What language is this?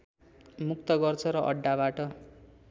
Nepali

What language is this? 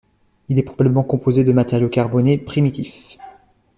French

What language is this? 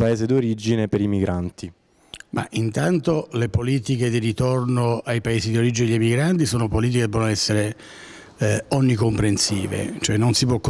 Italian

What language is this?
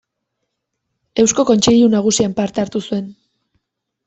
Basque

